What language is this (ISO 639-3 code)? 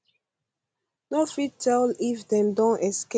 pcm